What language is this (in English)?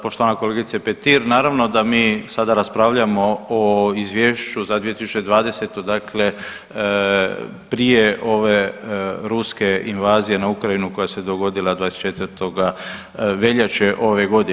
Croatian